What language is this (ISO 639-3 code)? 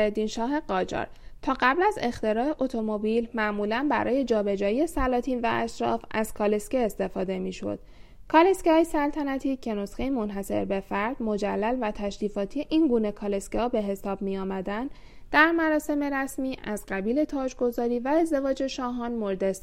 fas